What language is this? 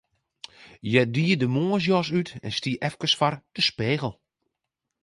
Western Frisian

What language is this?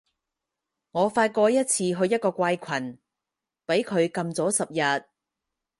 Cantonese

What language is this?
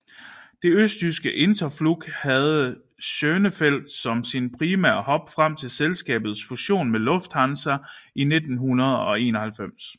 Danish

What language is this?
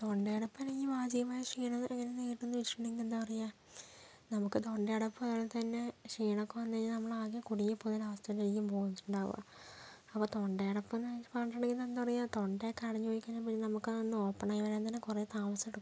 Malayalam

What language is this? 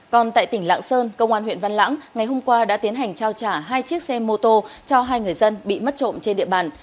Vietnamese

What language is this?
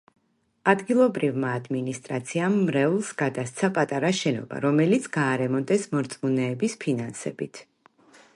Georgian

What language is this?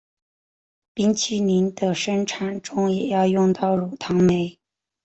Chinese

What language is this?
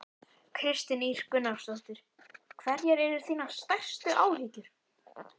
Icelandic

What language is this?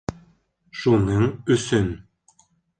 Bashkir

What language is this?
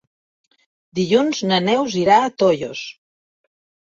Catalan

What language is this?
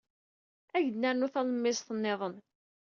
Kabyle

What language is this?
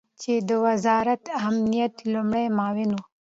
Pashto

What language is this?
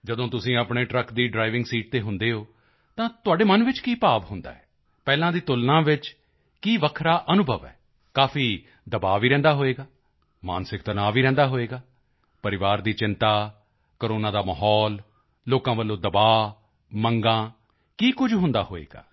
Punjabi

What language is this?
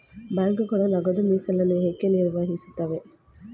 Kannada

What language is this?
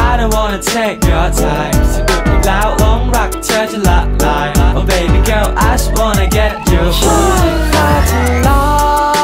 Thai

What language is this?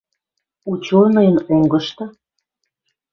Western Mari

